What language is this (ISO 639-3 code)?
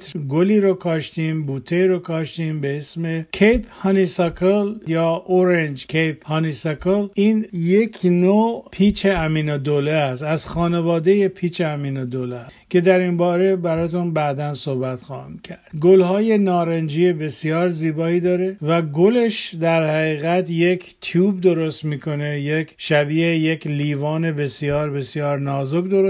fas